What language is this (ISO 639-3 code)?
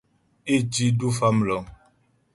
bbj